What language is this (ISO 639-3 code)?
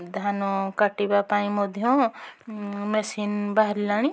ori